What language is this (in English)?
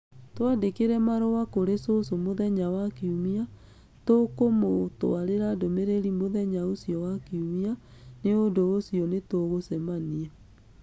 Kikuyu